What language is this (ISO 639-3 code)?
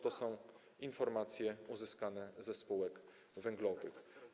pol